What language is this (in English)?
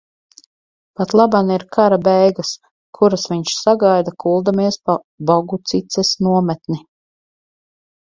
Latvian